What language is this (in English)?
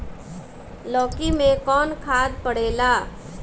Bhojpuri